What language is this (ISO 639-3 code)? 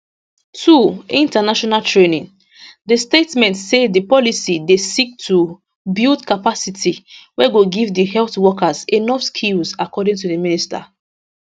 pcm